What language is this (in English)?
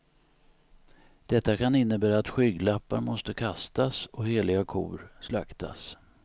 Swedish